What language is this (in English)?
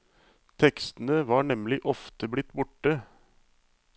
Norwegian